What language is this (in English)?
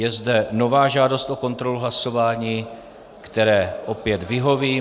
Czech